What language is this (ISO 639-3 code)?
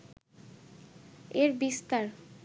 ben